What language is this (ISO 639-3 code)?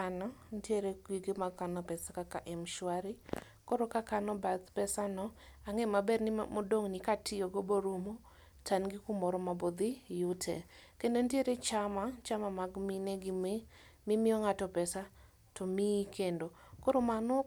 luo